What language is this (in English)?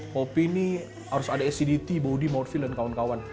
Indonesian